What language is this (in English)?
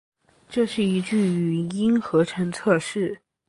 Chinese